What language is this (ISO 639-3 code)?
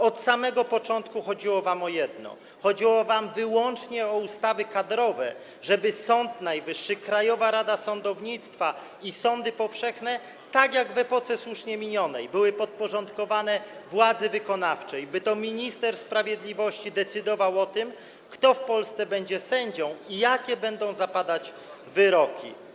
pol